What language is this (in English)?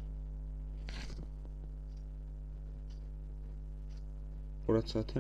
Turkish